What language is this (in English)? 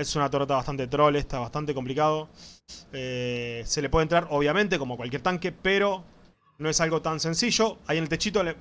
Spanish